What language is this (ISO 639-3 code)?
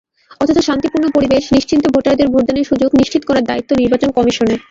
ben